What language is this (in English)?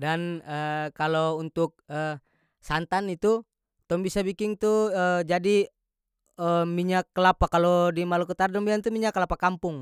North Moluccan Malay